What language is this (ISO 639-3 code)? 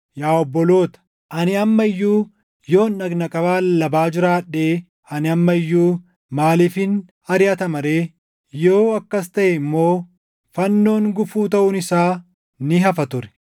orm